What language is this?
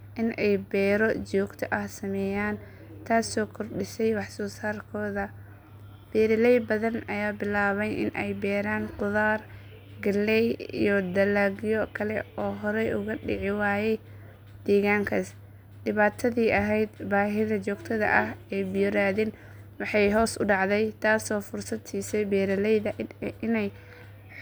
Somali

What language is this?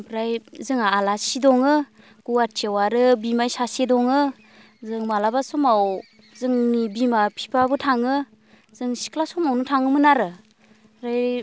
Bodo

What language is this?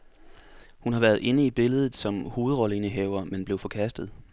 Danish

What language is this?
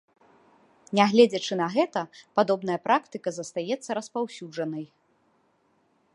Belarusian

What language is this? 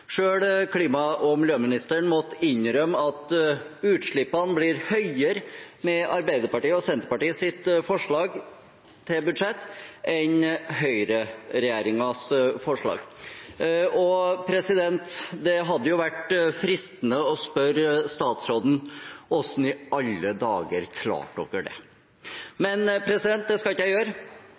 Norwegian Bokmål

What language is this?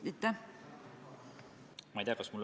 Estonian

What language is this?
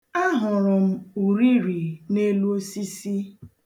Igbo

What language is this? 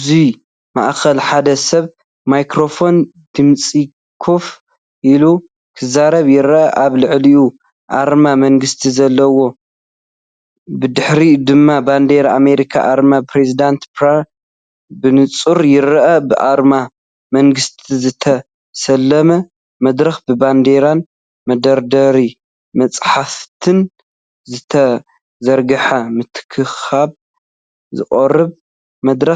Tigrinya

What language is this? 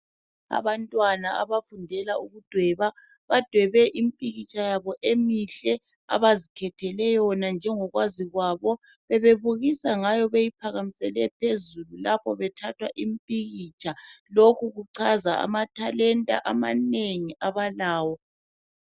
North Ndebele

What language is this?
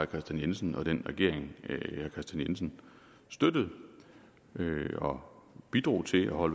Danish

